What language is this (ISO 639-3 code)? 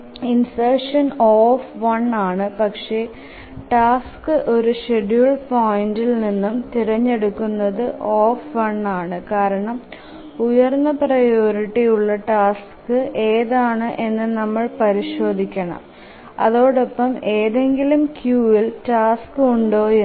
mal